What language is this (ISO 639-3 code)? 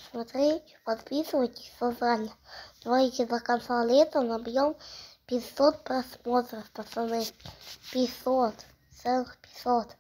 rus